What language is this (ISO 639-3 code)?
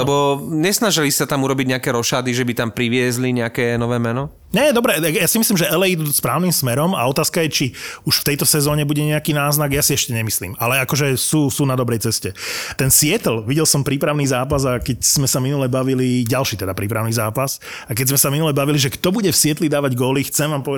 slk